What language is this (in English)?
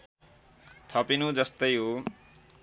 Nepali